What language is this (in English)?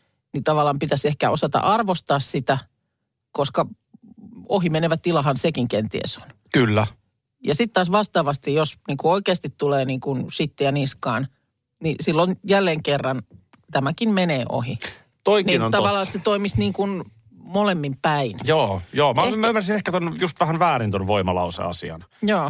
Finnish